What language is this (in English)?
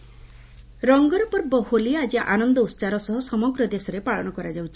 Odia